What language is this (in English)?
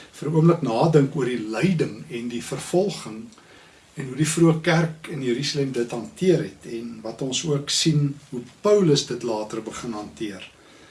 Dutch